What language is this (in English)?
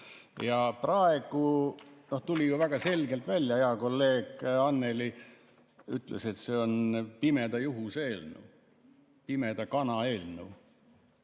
Estonian